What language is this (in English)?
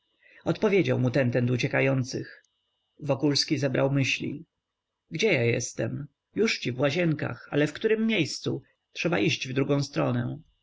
Polish